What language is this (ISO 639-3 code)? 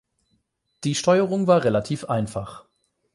deu